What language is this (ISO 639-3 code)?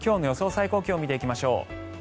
jpn